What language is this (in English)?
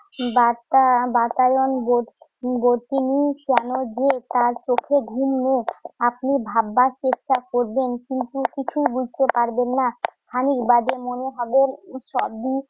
Bangla